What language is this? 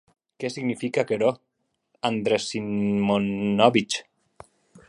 Occitan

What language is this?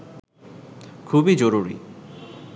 Bangla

